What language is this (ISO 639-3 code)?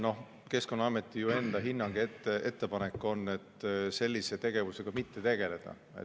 est